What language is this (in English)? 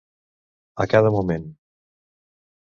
Catalan